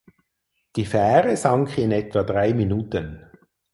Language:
German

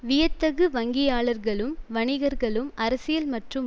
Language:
Tamil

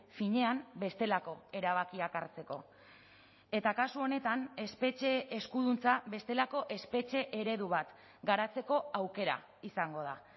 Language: Basque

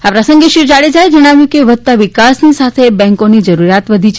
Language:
Gujarati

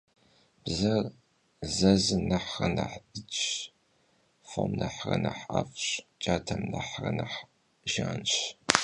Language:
Kabardian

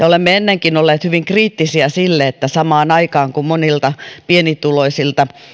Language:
Finnish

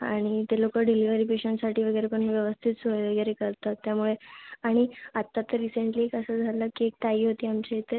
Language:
Marathi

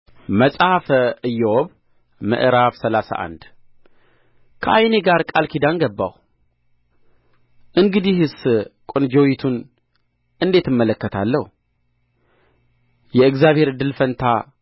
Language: Amharic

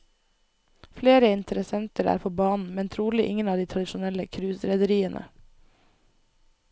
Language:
Norwegian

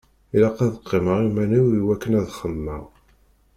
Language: Kabyle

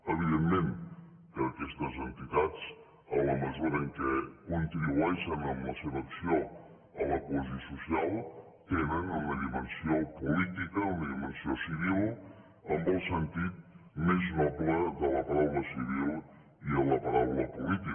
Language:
Catalan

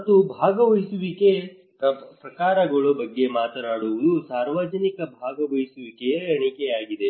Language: Kannada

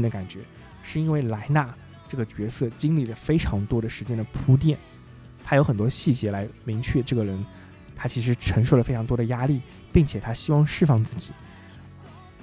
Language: Chinese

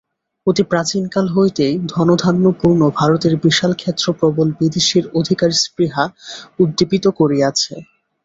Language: Bangla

